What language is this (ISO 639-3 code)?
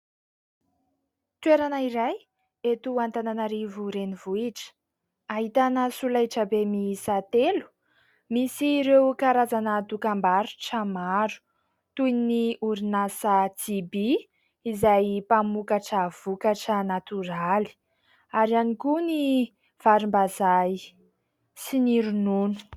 mlg